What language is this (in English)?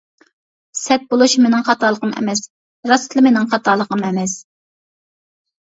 Uyghur